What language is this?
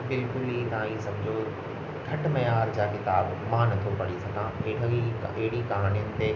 Sindhi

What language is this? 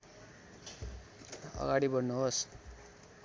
Nepali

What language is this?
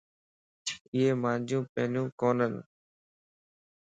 Lasi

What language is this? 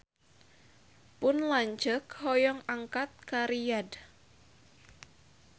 Sundanese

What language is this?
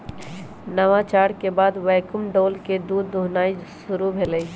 Magahi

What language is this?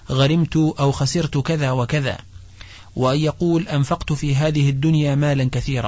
Arabic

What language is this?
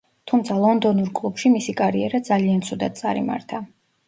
Georgian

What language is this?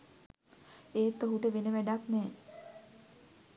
Sinhala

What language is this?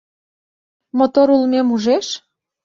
Mari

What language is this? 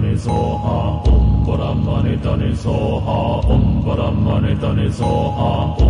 Japanese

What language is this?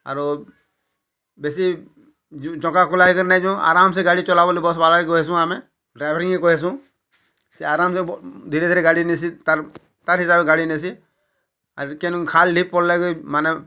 Odia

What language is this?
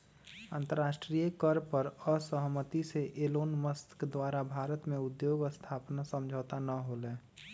Magahi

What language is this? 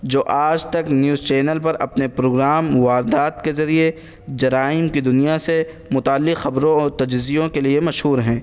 Urdu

